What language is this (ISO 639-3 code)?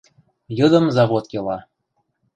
mrj